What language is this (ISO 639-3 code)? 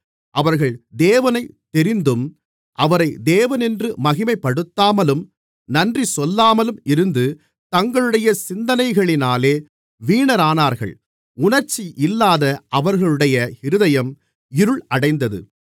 tam